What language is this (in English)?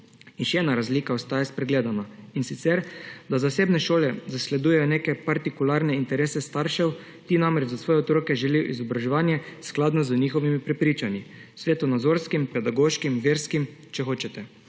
Slovenian